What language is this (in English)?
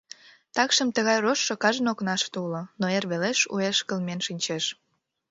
Mari